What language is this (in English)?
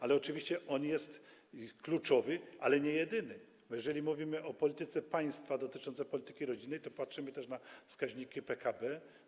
Polish